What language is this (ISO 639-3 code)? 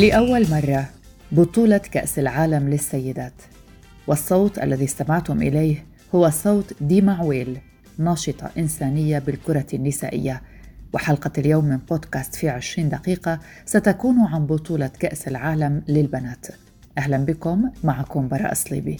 ara